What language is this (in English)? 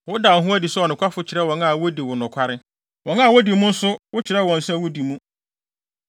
Akan